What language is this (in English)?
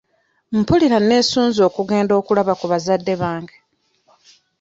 Ganda